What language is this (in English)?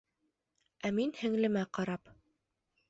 Bashkir